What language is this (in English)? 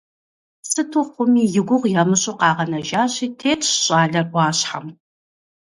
Kabardian